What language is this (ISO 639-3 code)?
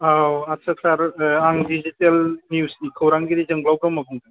brx